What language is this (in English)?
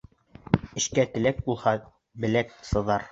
Bashkir